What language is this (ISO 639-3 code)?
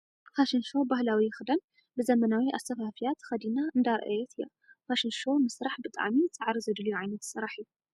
tir